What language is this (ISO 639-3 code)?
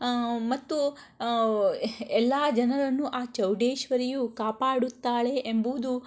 kan